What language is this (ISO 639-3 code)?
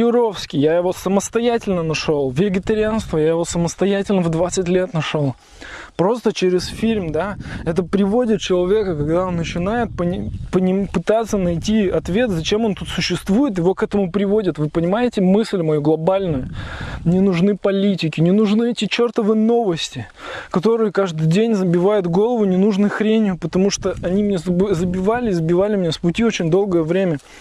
rus